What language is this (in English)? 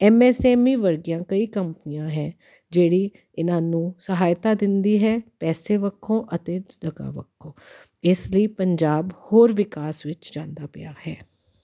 Punjabi